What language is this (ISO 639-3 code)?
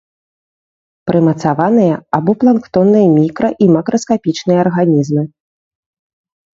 bel